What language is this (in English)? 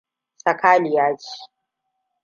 Hausa